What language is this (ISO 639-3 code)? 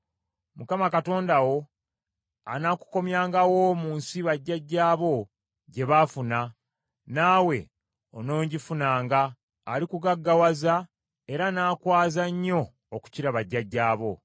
lug